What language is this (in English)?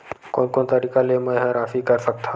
Chhattisgarhi